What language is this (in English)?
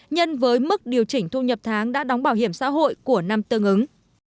Vietnamese